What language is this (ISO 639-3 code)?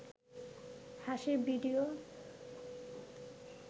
ben